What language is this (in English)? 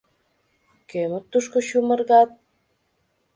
Mari